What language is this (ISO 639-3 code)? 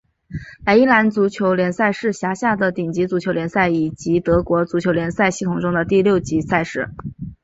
zho